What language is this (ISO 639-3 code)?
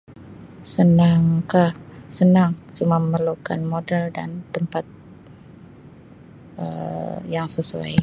msi